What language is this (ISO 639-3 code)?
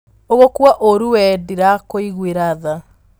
kik